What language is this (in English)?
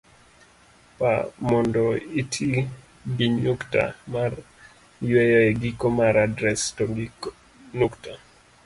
Luo (Kenya and Tanzania)